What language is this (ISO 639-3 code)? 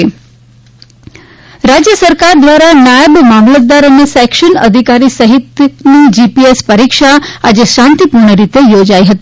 guj